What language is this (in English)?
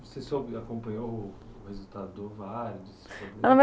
Portuguese